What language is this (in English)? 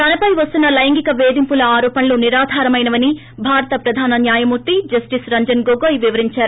Telugu